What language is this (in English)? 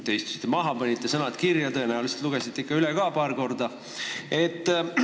Estonian